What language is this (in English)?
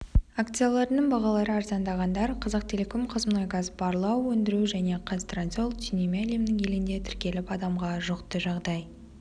Kazakh